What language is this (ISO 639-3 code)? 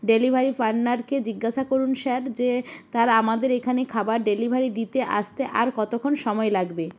ben